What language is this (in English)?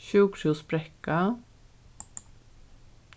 Faroese